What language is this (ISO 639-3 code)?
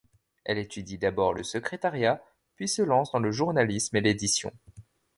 fra